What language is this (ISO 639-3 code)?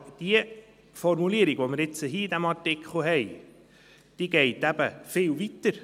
gsw